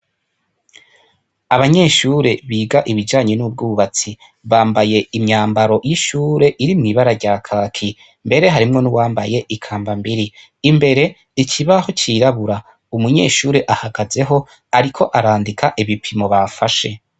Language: Rundi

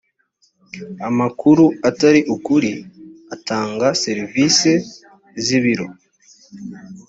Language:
Kinyarwanda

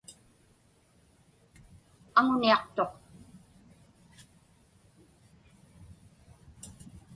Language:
Inupiaq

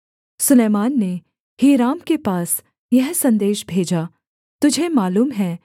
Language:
Hindi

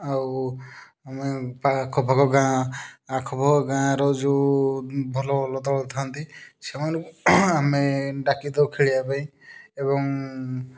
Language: Odia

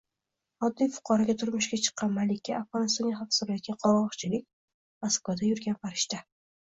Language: Uzbek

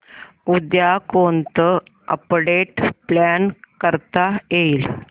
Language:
Marathi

